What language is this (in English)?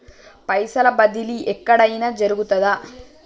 Telugu